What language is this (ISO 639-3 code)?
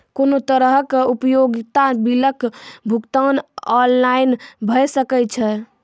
mai